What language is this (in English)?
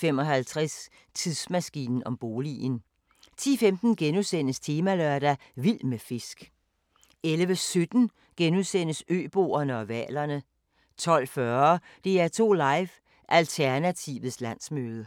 Danish